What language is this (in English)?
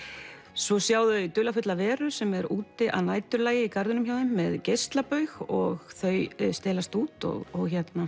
Icelandic